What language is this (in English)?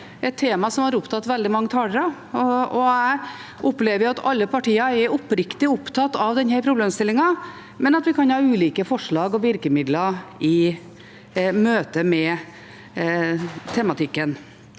Norwegian